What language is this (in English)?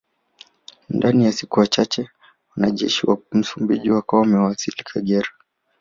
Swahili